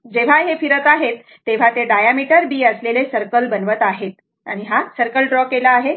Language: Marathi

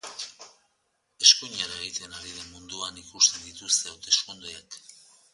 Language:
Basque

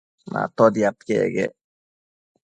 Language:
Matsés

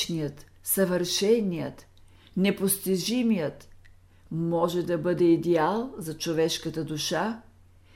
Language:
Bulgarian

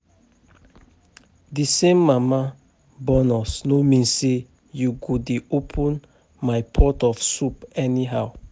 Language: Nigerian Pidgin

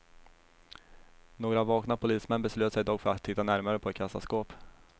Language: Swedish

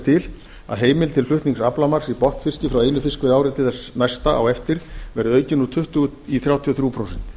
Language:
Icelandic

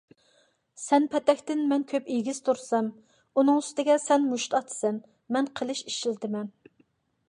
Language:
Uyghur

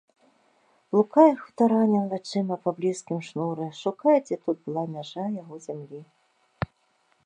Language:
Belarusian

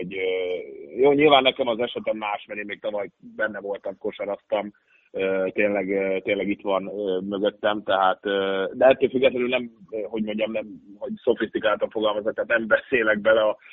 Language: Hungarian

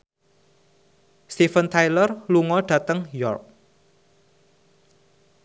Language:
Javanese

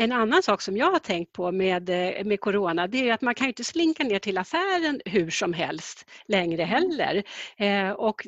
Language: Swedish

